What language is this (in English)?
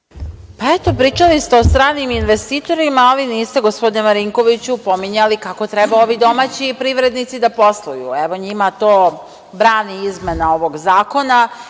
Serbian